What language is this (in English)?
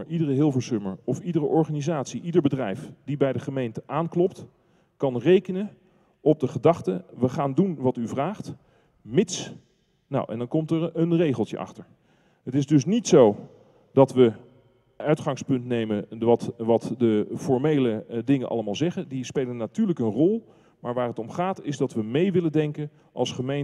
Dutch